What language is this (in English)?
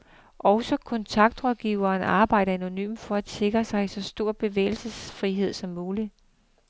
Danish